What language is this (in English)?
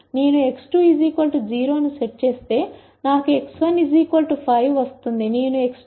Telugu